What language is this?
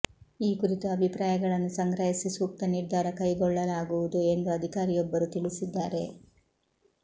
Kannada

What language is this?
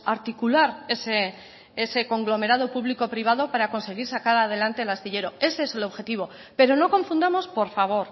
Spanish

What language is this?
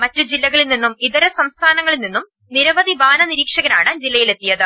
Malayalam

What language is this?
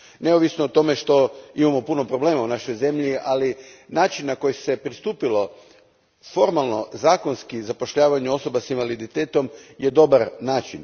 Croatian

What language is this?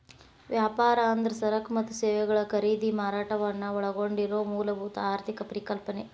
Kannada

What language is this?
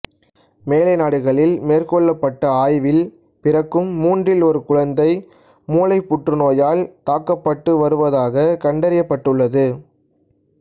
Tamil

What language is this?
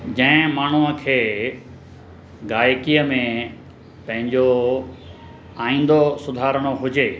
Sindhi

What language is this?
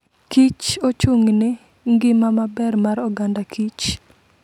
Luo (Kenya and Tanzania)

